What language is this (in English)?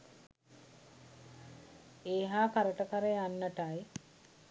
Sinhala